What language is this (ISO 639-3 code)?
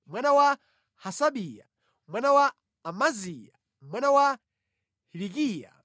nya